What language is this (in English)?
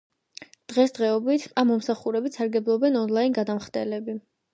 Georgian